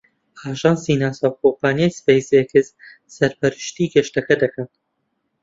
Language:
Central Kurdish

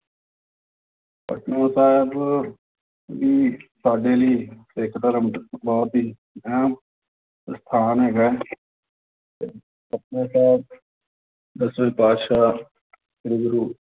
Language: Punjabi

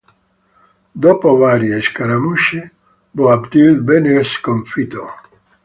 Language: Italian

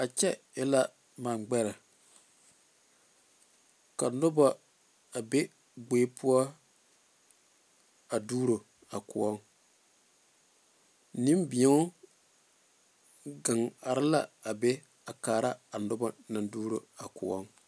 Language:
Southern Dagaare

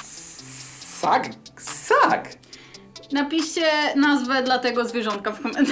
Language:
Polish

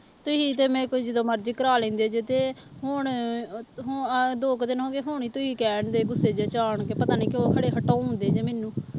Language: Punjabi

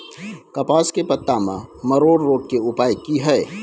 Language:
Maithili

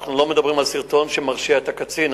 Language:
Hebrew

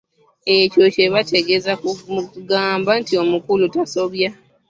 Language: Ganda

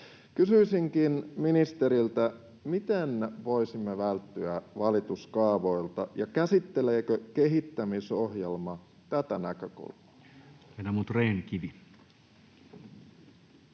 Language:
Finnish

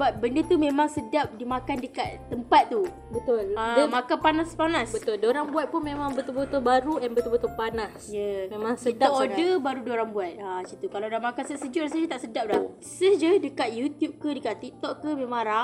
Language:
Malay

